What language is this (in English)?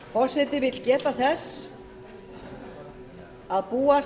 Icelandic